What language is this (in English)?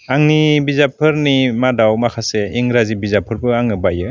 Bodo